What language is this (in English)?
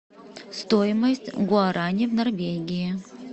Russian